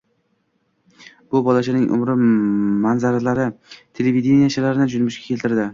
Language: Uzbek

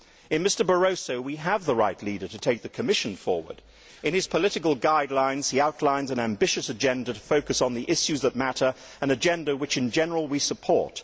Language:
English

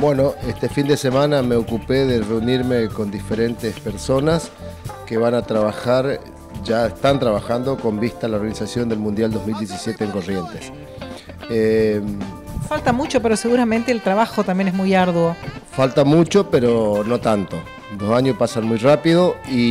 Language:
Spanish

